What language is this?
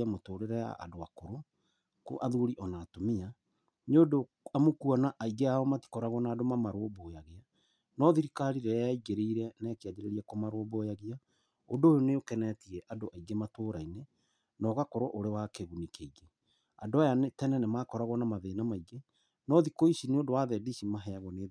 Kikuyu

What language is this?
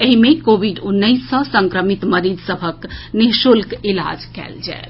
Maithili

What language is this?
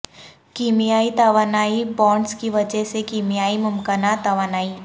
Urdu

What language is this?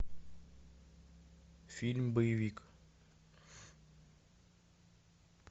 Russian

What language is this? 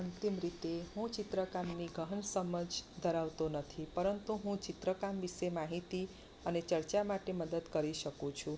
Gujarati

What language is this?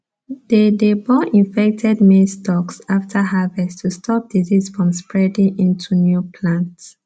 Nigerian Pidgin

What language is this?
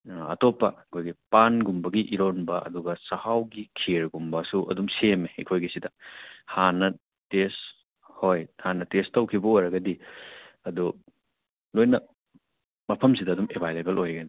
Manipuri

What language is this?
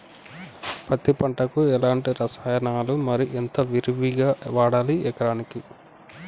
Telugu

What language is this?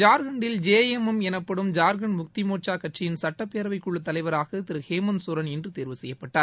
Tamil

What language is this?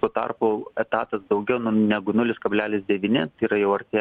Lithuanian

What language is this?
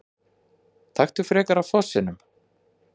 Icelandic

